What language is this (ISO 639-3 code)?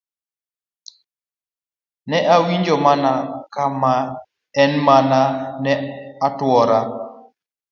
luo